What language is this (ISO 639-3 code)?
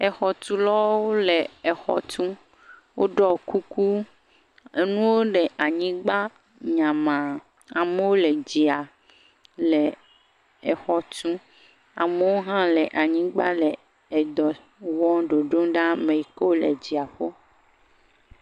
ewe